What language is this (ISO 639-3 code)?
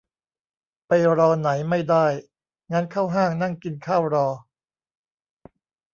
tha